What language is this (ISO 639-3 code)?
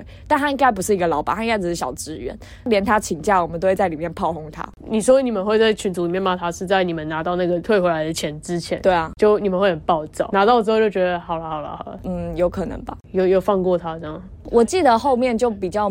zho